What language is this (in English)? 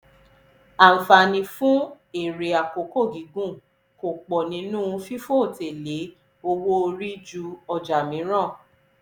Yoruba